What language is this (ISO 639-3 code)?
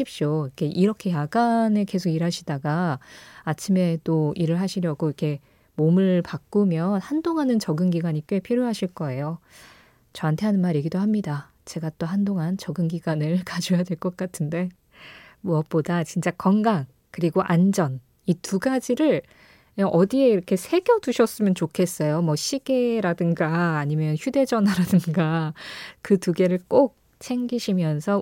kor